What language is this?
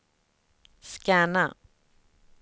Swedish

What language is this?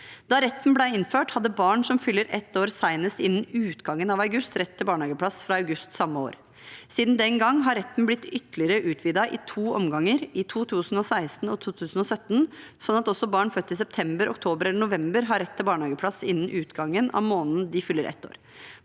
Norwegian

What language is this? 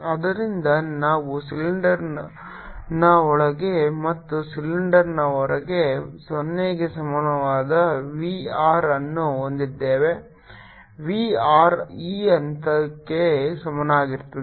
Kannada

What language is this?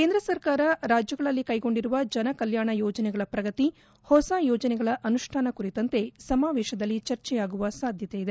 Kannada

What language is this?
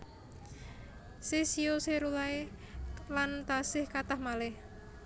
Javanese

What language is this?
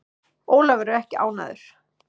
Icelandic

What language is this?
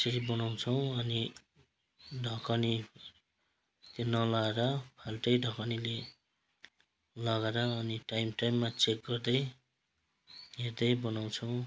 Nepali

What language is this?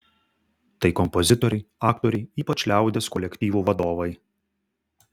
Lithuanian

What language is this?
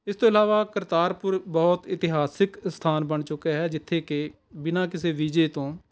Punjabi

